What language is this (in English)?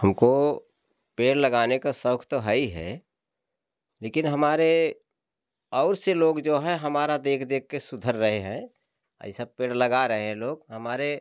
Hindi